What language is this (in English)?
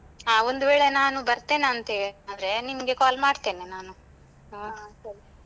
Kannada